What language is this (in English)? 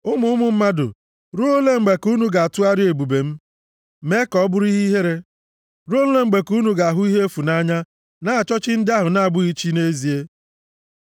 Igbo